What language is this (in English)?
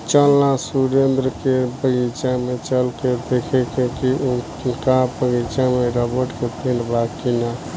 Bhojpuri